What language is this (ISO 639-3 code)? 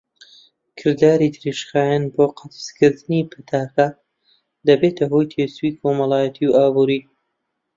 ckb